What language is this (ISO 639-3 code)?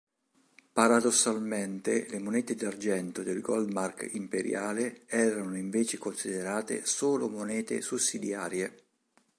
ita